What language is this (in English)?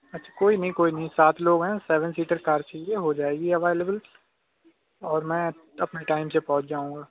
Urdu